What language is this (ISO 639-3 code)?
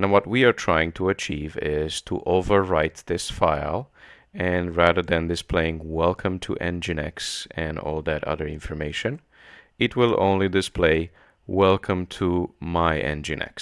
eng